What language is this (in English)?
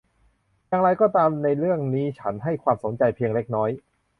Thai